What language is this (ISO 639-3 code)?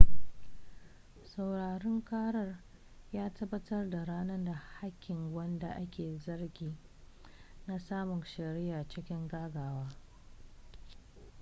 hau